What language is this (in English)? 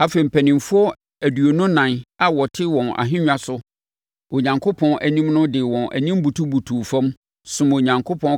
Akan